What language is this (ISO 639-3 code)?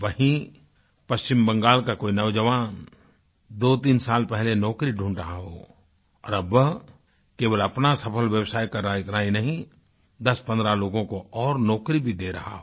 hin